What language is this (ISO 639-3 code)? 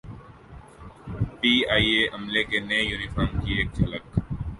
urd